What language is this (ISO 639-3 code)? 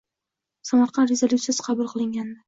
uzb